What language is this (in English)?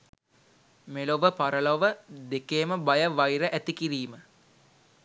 Sinhala